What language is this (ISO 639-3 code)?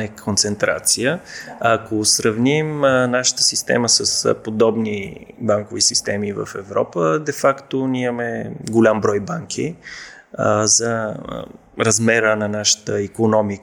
bul